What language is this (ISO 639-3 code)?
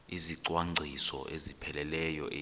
xho